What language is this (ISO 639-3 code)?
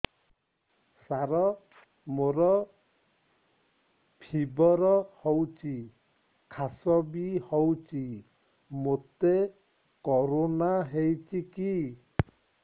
ori